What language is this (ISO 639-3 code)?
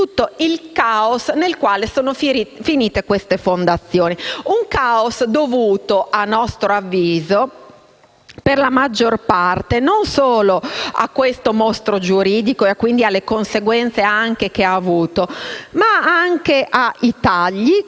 ita